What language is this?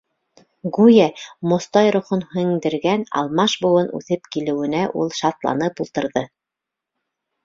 Bashkir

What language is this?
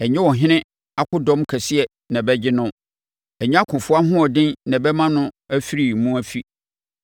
Akan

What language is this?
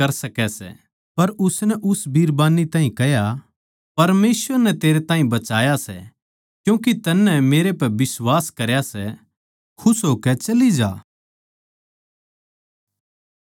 Haryanvi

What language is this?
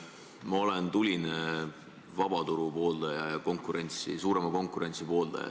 Estonian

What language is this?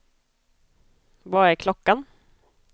Swedish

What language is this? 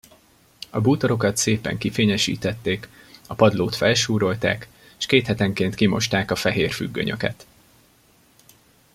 Hungarian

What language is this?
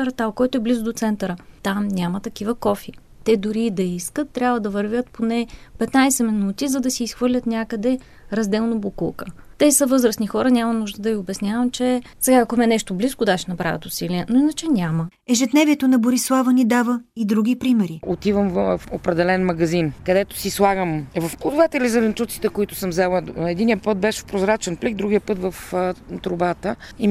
Bulgarian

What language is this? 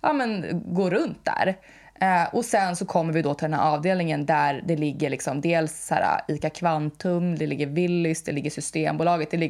Swedish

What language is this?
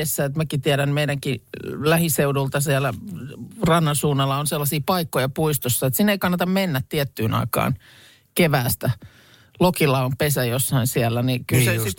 Finnish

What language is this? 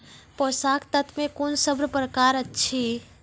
Maithili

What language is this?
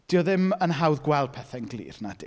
Welsh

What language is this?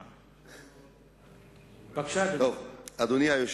Hebrew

